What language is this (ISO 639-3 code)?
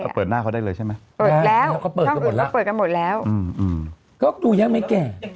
tha